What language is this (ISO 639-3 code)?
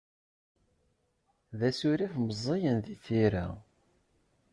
kab